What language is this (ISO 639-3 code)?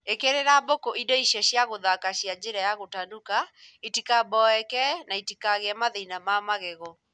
kik